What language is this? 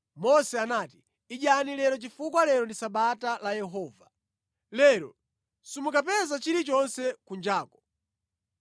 Nyanja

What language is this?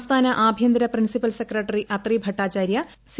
Malayalam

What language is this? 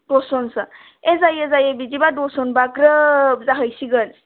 Bodo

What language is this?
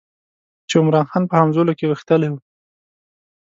Pashto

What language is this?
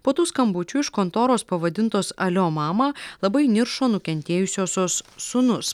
Lithuanian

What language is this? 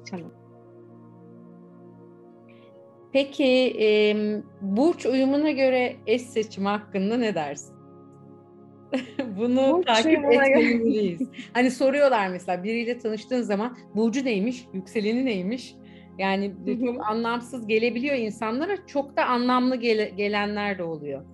Turkish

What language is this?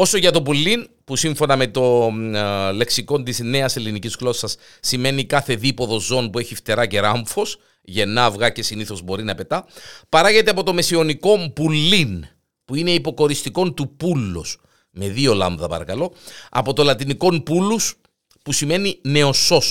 Greek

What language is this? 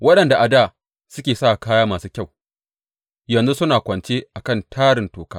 Hausa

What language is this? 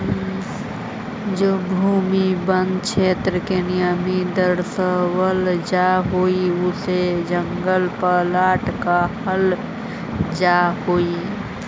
Magahi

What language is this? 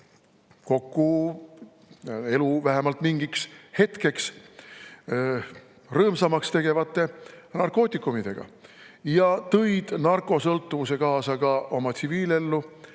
Estonian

